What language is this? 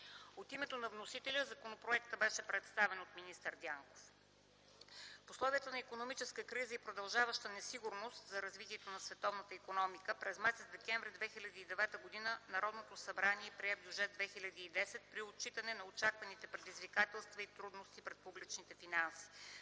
Bulgarian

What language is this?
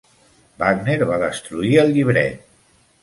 Catalan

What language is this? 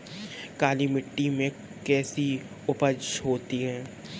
Hindi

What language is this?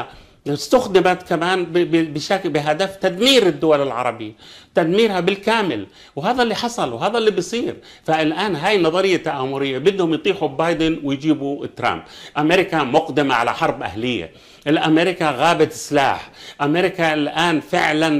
Arabic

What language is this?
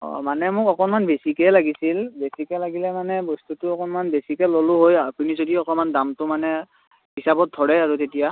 Assamese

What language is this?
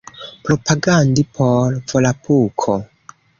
Esperanto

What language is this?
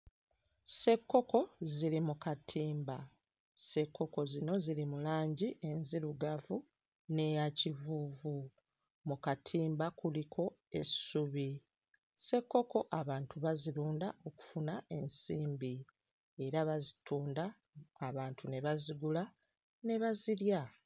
Ganda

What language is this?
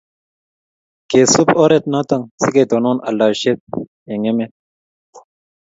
Kalenjin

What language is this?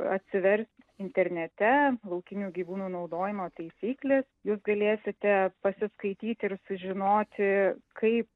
Lithuanian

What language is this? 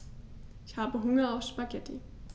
German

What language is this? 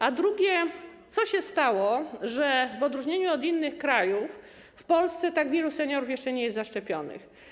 Polish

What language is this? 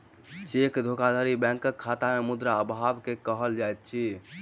Maithili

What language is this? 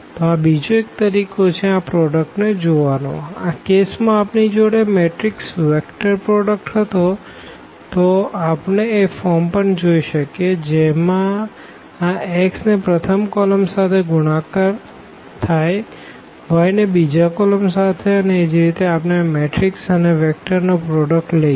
Gujarati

